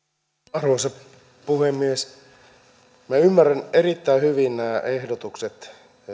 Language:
Finnish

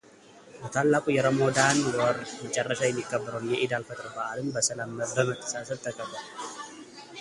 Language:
Amharic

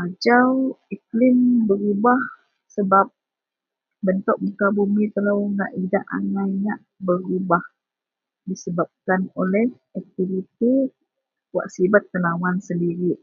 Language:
Central Melanau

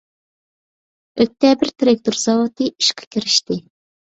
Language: Uyghur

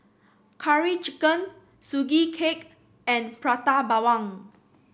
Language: English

